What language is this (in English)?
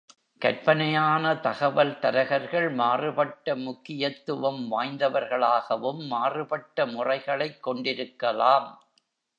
Tamil